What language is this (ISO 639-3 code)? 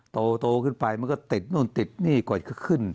tha